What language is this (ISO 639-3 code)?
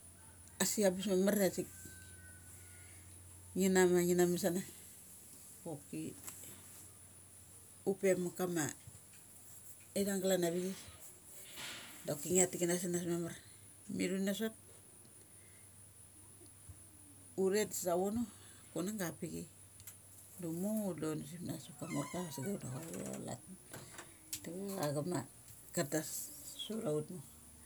gcc